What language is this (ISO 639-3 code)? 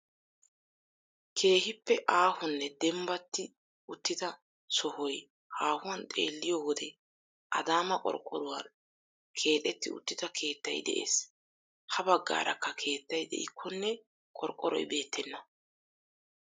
wal